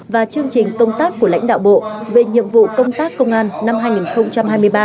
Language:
Vietnamese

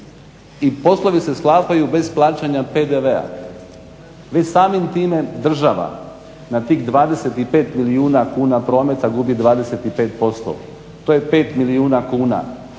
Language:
Croatian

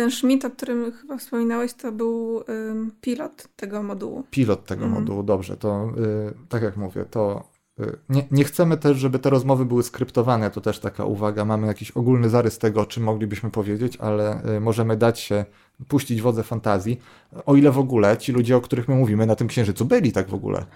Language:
Polish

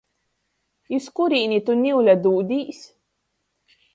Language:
Latgalian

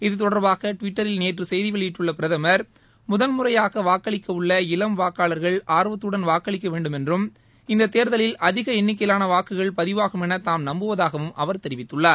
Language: Tamil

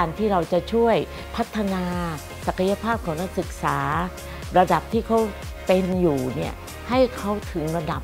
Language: Thai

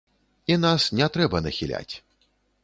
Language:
Belarusian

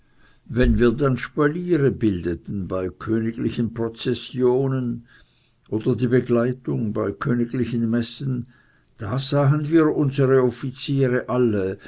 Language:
German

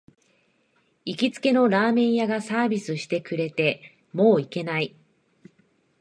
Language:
Japanese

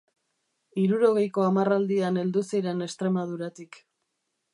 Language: Basque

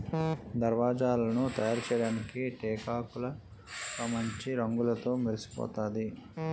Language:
Telugu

